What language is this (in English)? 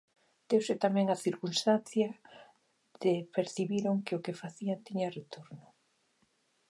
Galician